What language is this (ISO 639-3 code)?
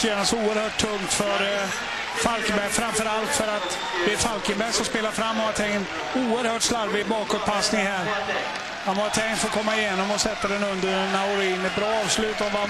swe